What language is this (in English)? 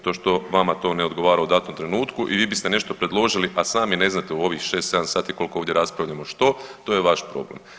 Croatian